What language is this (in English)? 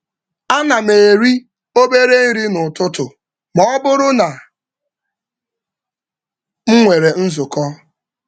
Igbo